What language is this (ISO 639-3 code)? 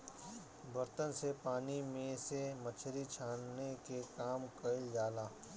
bho